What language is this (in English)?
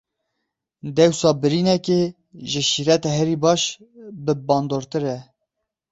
Kurdish